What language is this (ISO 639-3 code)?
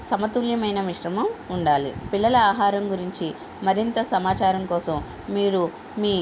tel